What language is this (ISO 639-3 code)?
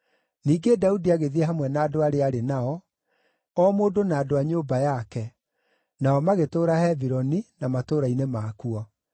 kik